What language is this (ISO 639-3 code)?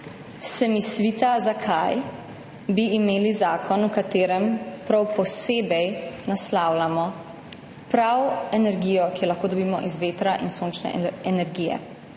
slv